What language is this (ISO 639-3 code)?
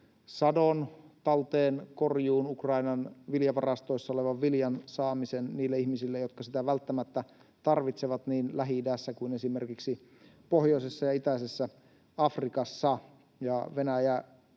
fin